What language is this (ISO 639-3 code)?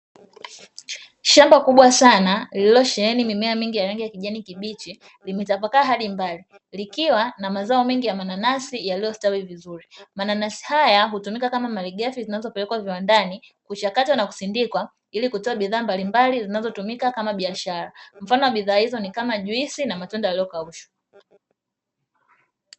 swa